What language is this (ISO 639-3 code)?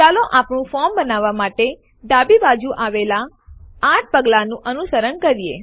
guj